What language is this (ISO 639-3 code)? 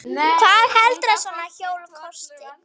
isl